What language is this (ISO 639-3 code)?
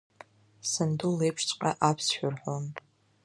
abk